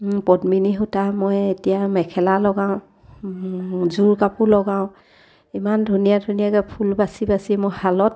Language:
Assamese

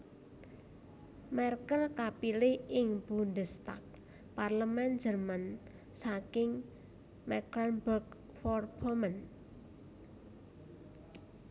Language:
Javanese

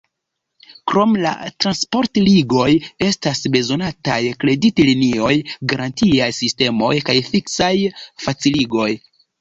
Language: Esperanto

